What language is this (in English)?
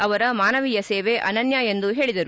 Kannada